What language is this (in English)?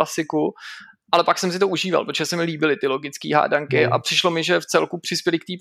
Czech